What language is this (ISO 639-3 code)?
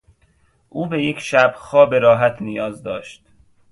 fas